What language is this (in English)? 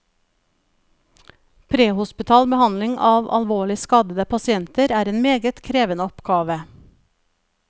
Norwegian